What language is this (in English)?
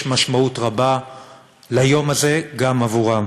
Hebrew